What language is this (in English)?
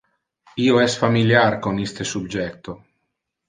Interlingua